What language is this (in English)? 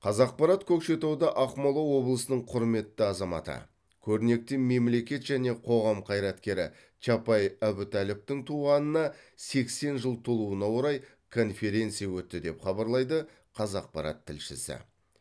Kazakh